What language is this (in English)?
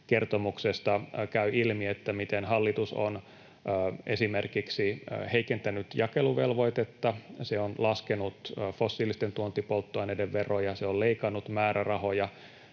Finnish